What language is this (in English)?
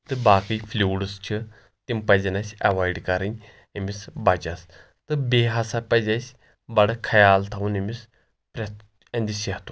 Kashmiri